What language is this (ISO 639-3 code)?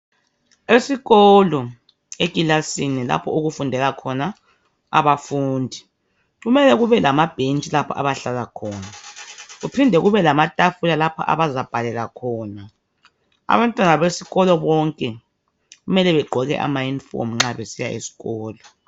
nde